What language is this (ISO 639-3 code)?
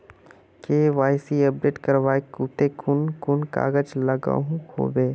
mag